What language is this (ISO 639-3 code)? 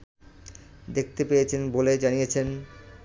ben